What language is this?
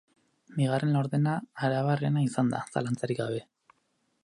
Basque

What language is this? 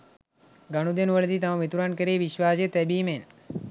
Sinhala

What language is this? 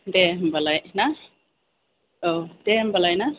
Bodo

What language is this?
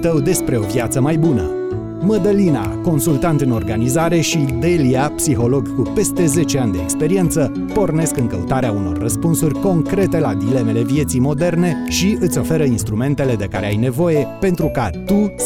Romanian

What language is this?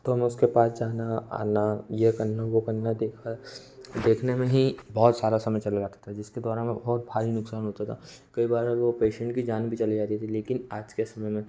Hindi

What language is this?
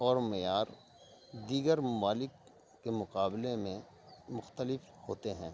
Urdu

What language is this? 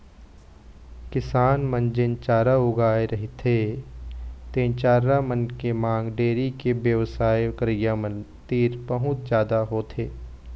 Chhattisgarhi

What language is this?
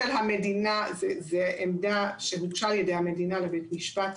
Hebrew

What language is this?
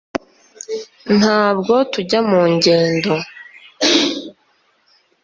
Kinyarwanda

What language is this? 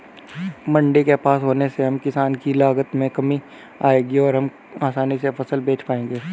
Hindi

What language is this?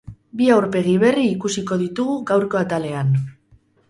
Basque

